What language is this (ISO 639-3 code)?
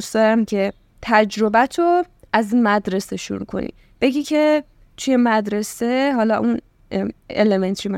fas